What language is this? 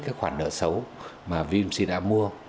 Vietnamese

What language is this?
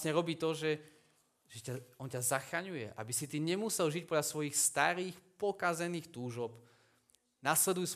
Slovak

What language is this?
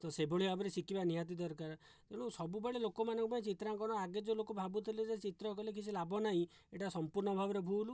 Odia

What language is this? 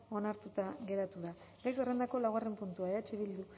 Basque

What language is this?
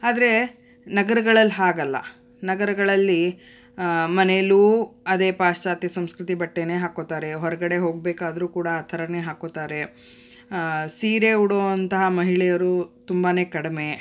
Kannada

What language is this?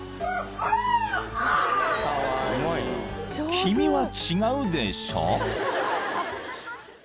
Japanese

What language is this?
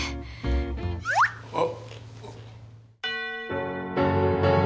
Japanese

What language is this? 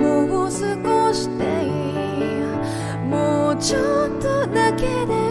Japanese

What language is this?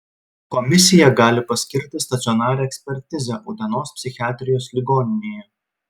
Lithuanian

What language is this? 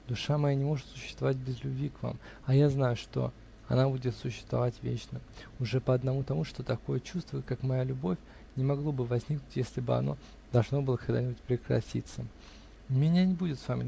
Russian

